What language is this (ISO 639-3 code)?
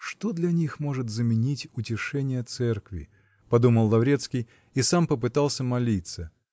rus